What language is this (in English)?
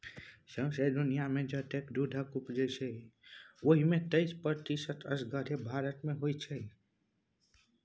Maithili